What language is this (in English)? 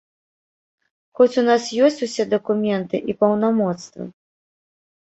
Belarusian